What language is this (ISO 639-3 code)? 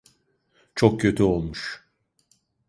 tur